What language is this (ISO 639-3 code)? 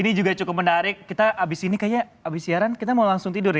ind